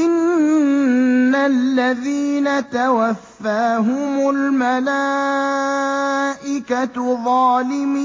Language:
Arabic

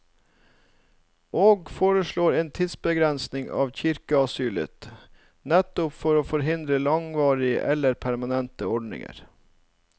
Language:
Norwegian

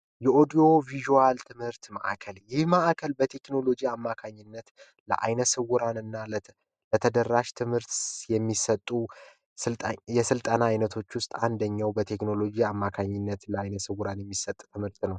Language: Amharic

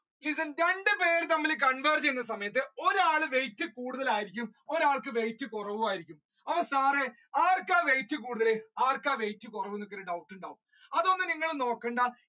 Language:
Malayalam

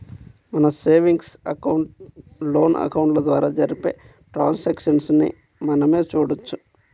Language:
Telugu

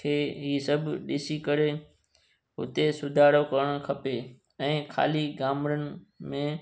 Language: Sindhi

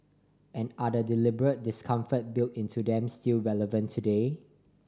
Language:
English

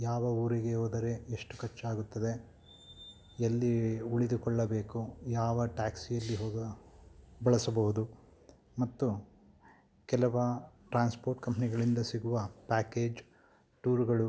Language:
Kannada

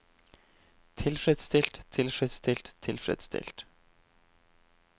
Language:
Norwegian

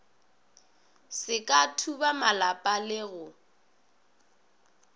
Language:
Northern Sotho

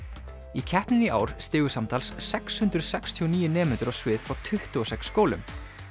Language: Icelandic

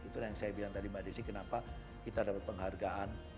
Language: Indonesian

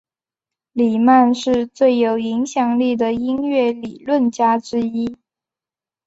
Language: Chinese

